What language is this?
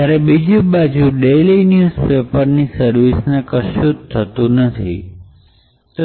Gujarati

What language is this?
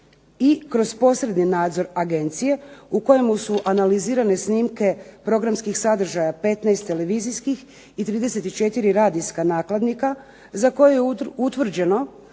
Croatian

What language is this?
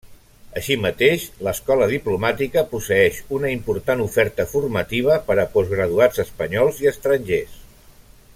Catalan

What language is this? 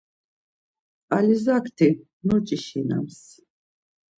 Laz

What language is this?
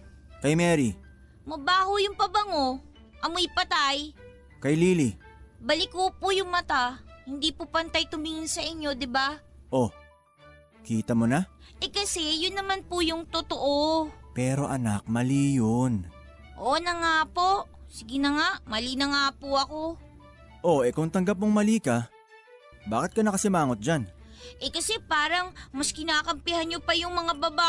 Filipino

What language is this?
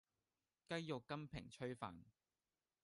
Cantonese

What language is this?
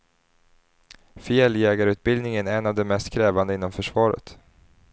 Swedish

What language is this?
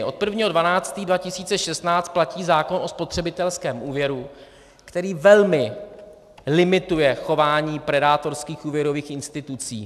Czech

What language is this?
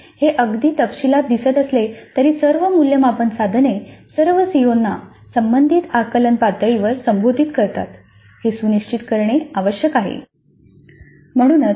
Marathi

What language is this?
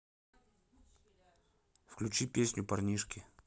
Russian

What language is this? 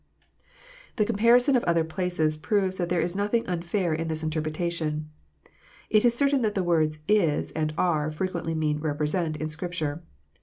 English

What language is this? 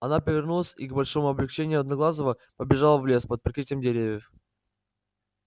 Russian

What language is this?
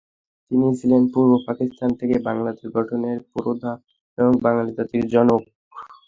Bangla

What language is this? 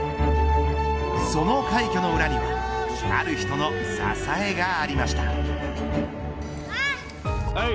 Japanese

